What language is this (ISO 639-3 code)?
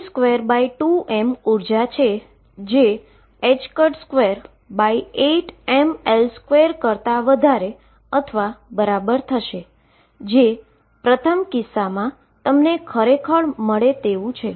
guj